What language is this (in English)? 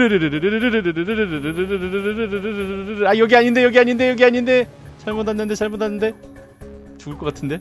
Korean